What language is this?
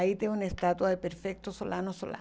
Portuguese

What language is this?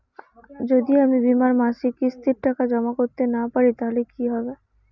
Bangla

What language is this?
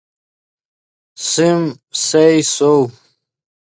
Yidgha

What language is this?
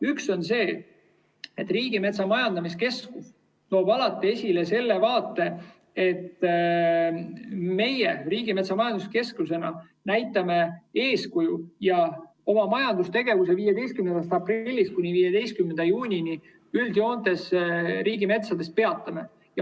Estonian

